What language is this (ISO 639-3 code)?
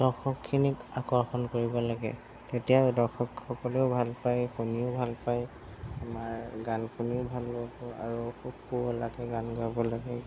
asm